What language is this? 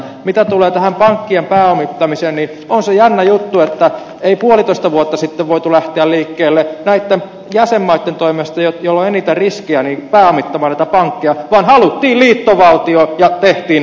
Finnish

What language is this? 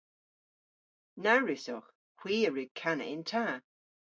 Cornish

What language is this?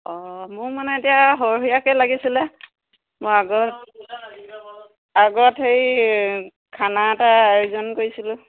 Assamese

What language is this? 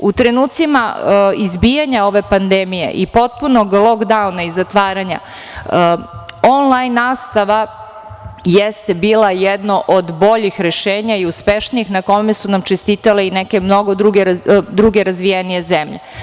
Serbian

